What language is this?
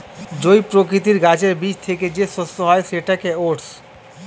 Bangla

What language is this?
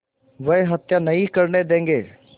Hindi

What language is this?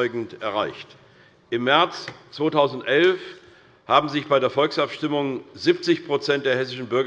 German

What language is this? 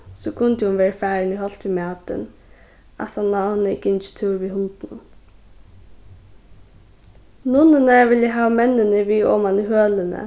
Faroese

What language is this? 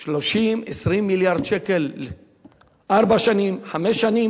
Hebrew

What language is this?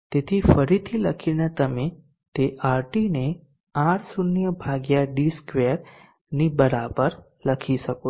Gujarati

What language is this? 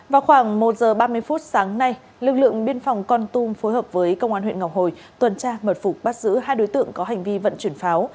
Vietnamese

